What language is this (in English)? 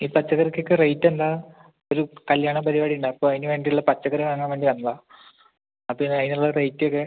Malayalam